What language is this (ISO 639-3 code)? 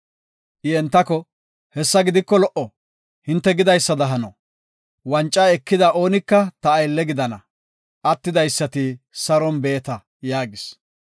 gof